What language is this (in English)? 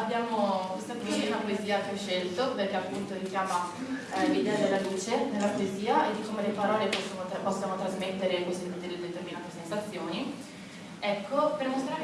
Italian